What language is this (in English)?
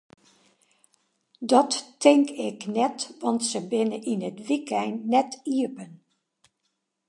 Western Frisian